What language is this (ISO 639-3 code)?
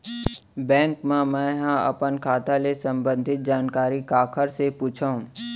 hne